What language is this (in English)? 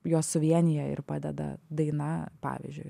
Lithuanian